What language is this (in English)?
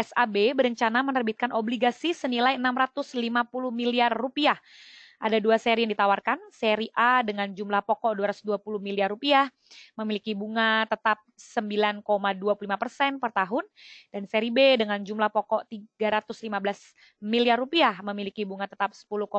Indonesian